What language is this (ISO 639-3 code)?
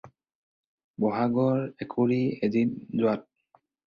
asm